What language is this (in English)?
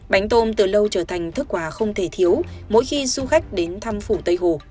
Vietnamese